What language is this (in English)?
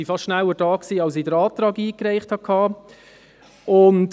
Swiss German